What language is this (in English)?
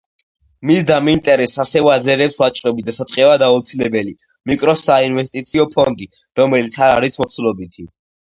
Georgian